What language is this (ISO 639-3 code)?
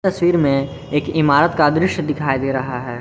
hin